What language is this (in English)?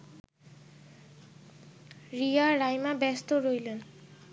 Bangla